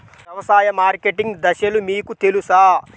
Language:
Telugu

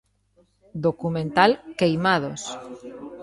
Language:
Galician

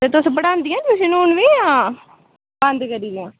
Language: Dogri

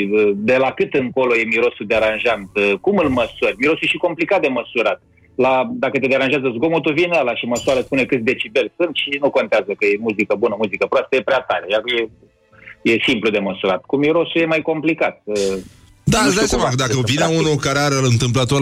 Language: Romanian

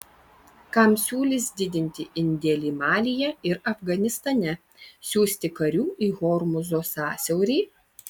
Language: Lithuanian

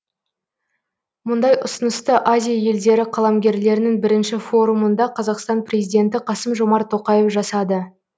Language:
Kazakh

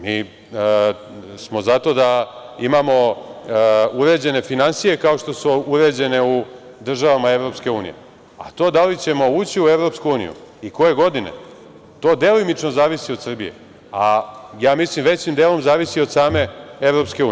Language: Serbian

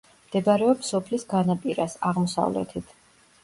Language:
Georgian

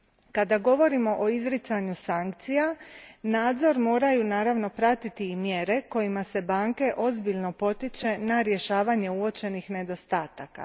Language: Croatian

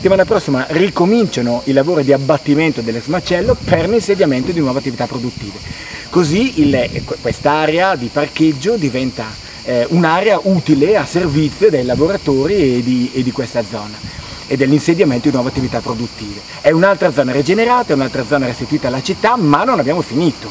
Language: Italian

